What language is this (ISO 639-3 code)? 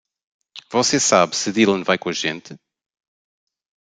por